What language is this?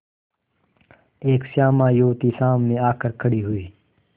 Hindi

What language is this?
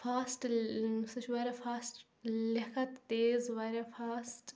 Kashmiri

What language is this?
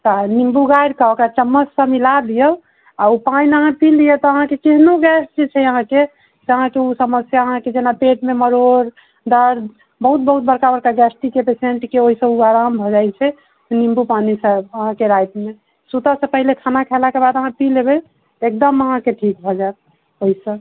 Maithili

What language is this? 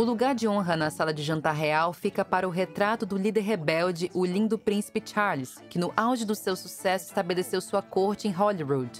Portuguese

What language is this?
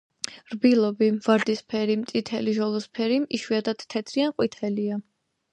Georgian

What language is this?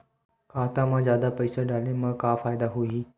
Chhattisgarhi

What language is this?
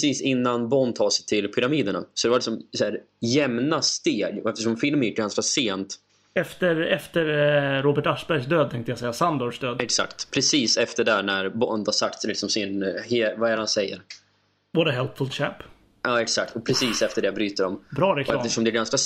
Swedish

